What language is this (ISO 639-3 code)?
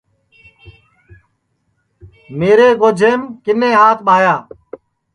ssi